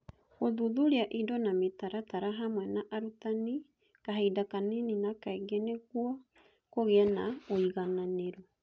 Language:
Kikuyu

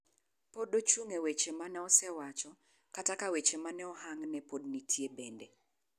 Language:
Luo (Kenya and Tanzania)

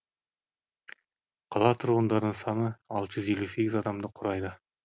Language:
Kazakh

